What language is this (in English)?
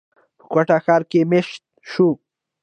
Pashto